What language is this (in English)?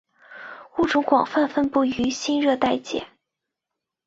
Chinese